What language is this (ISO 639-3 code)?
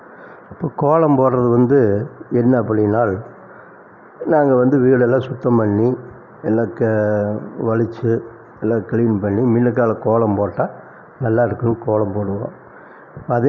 tam